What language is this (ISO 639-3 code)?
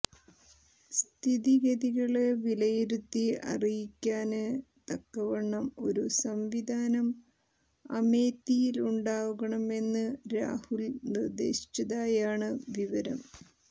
mal